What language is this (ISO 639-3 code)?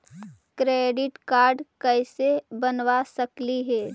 mag